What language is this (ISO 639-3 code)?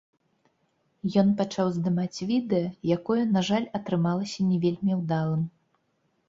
bel